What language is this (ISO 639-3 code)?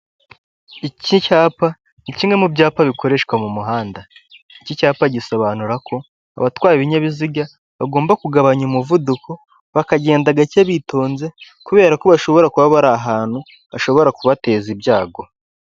kin